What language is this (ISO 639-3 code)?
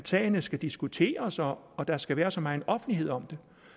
dan